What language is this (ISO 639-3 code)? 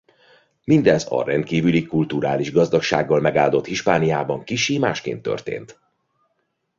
hun